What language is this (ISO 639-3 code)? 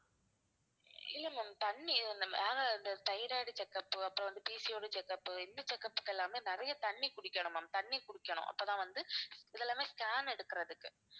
tam